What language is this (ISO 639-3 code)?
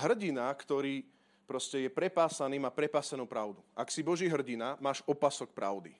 slk